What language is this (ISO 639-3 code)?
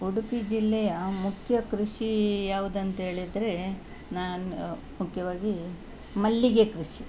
kan